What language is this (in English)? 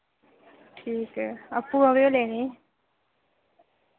Dogri